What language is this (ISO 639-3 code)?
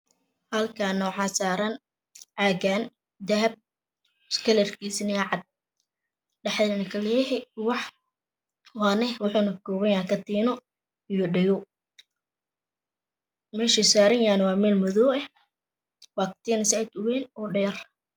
som